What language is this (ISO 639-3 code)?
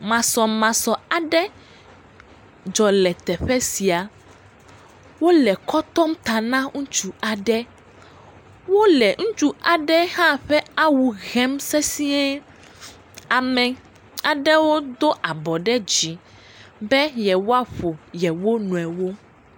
ewe